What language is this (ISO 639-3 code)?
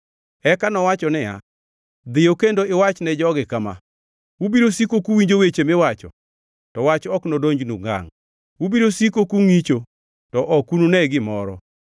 luo